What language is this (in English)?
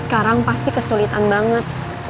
Indonesian